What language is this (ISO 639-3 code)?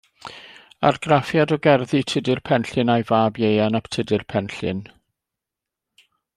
cym